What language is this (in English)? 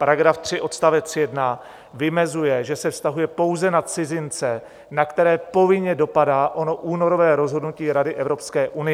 Czech